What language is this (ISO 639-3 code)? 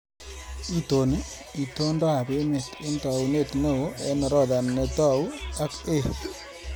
kln